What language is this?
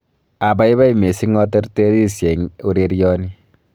Kalenjin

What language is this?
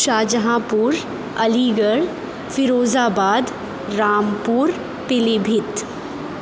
Urdu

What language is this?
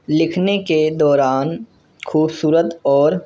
Urdu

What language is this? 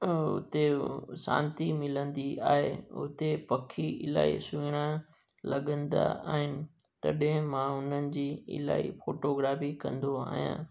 Sindhi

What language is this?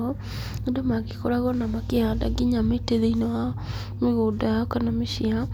Kikuyu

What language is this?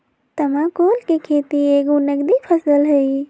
Magahi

